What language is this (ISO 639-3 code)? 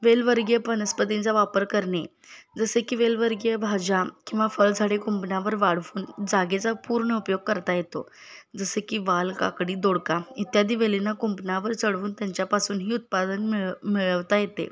mar